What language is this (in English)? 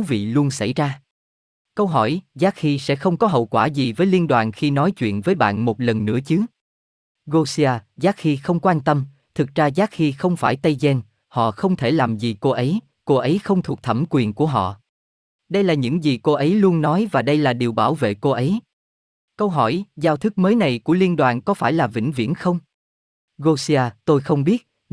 Vietnamese